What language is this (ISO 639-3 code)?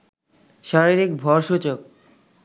ben